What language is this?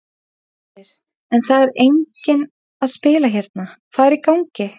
Icelandic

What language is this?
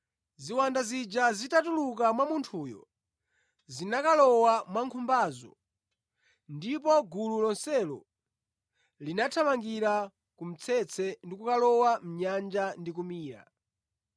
Nyanja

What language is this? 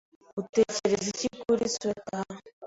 Kinyarwanda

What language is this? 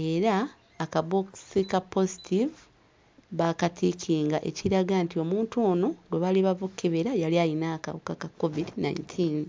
Ganda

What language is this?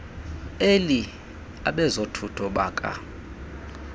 Xhosa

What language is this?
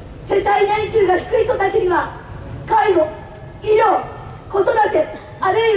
Japanese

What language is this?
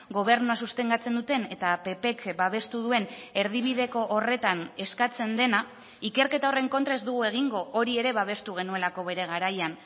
Basque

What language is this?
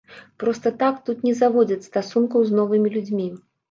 Belarusian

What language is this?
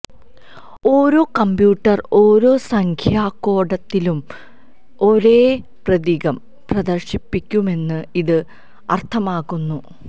Malayalam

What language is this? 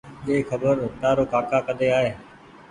Goaria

